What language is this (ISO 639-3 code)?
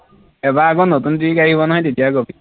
asm